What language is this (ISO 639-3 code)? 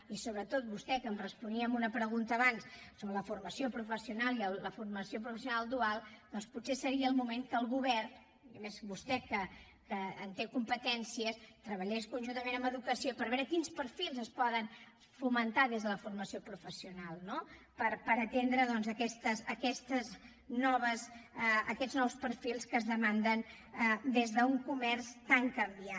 cat